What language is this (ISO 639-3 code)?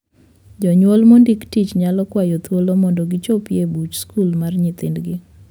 luo